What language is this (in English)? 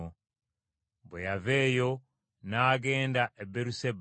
Ganda